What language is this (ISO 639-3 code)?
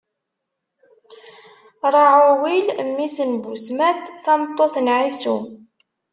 kab